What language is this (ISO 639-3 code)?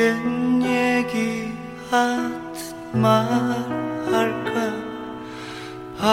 kor